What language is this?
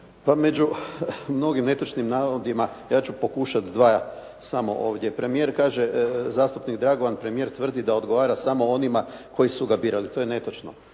Croatian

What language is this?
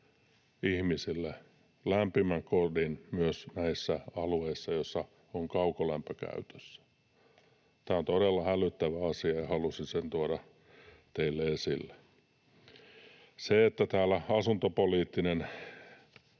Finnish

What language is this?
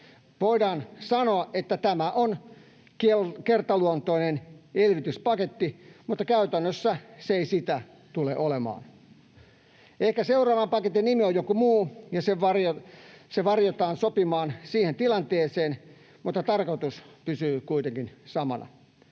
Finnish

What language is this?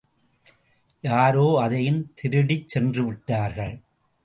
Tamil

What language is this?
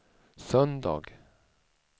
Swedish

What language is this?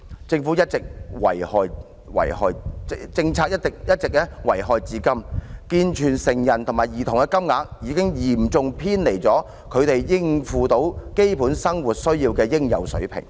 Cantonese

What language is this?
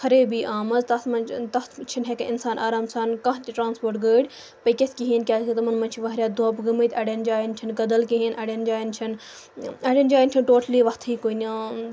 Kashmiri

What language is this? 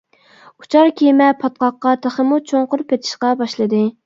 Uyghur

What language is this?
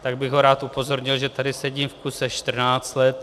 Czech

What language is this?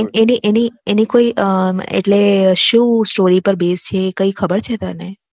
Gujarati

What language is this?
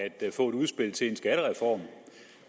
Danish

